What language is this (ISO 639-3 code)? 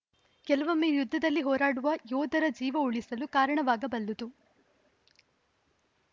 kan